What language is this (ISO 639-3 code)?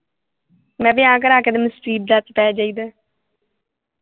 pan